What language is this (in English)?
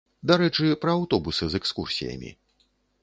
Belarusian